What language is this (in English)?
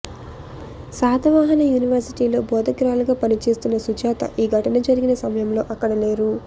Telugu